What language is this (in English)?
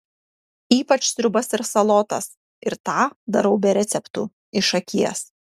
Lithuanian